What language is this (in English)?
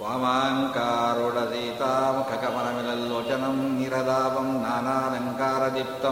Kannada